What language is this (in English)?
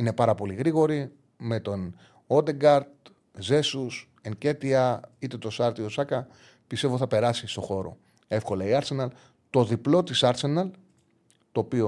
Greek